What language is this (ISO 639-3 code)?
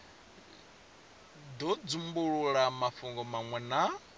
ven